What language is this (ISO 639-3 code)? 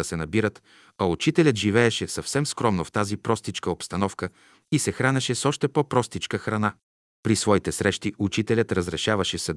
bul